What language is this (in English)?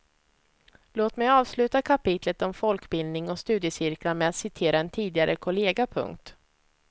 Swedish